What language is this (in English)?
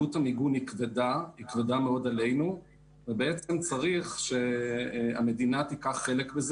Hebrew